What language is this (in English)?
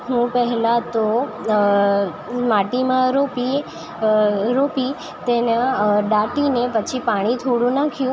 Gujarati